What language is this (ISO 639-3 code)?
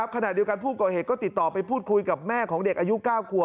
tha